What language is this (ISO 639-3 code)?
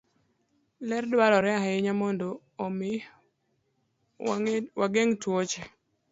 luo